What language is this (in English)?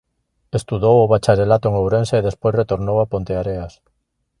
Galician